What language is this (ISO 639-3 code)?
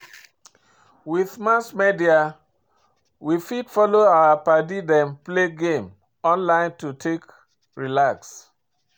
pcm